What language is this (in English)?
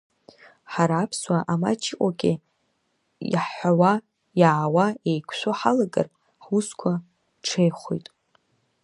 Abkhazian